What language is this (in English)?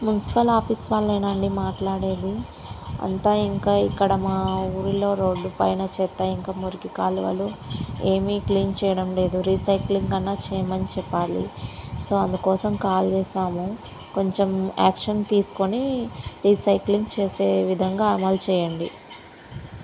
Telugu